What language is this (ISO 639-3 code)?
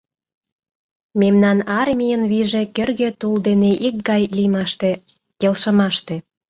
chm